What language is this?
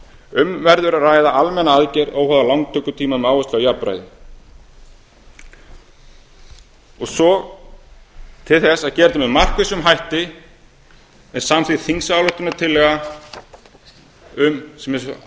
Icelandic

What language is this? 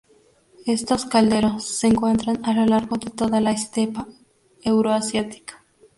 Spanish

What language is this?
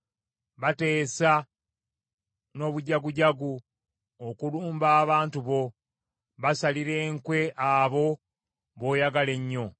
Ganda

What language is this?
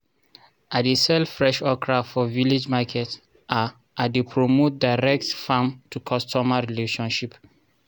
Nigerian Pidgin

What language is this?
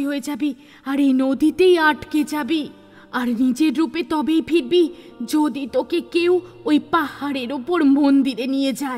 Hindi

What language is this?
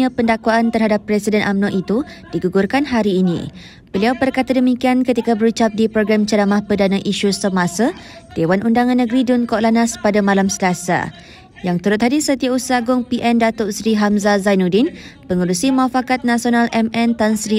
Malay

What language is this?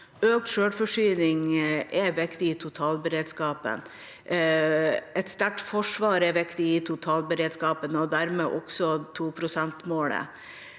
Norwegian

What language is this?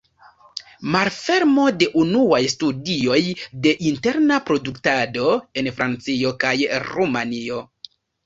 Esperanto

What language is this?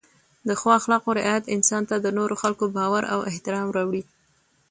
Pashto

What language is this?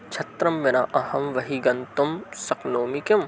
Sanskrit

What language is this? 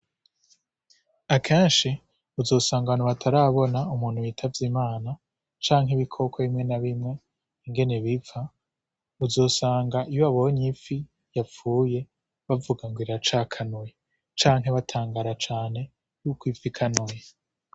Rundi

